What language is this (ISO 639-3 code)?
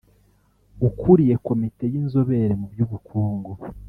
kin